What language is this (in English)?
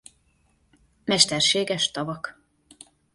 Hungarian